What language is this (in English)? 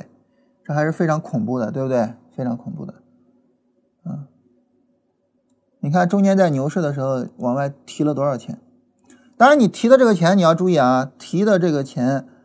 Chinese